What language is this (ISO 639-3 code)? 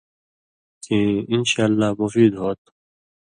mvy